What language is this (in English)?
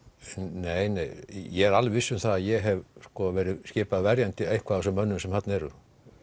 Icelandic